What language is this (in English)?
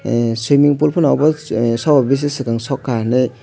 Kok Borok